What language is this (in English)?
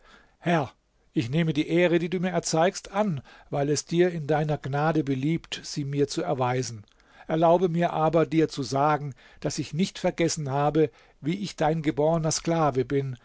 German